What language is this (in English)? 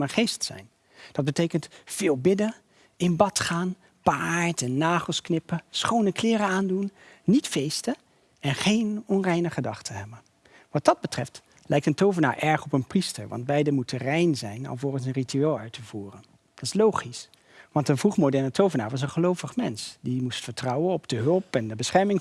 Dutch